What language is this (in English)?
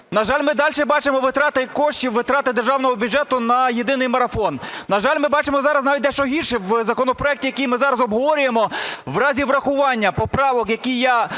Ukrainian